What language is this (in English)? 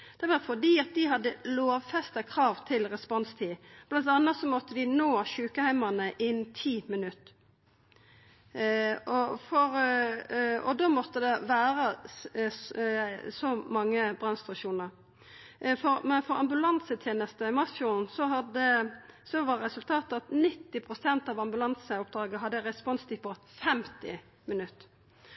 Norwegian Nynorsk